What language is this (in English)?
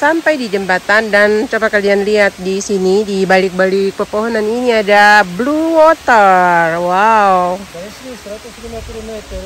Indonesian